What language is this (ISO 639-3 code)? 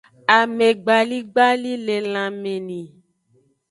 ajg